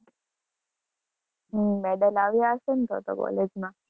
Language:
Gujarati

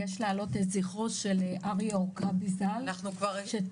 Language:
Hebrew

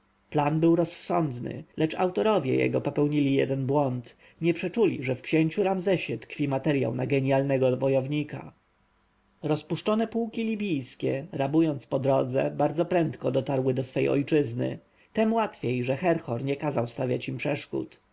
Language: Polish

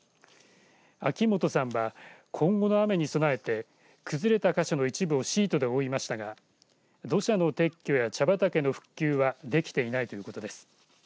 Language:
Japanese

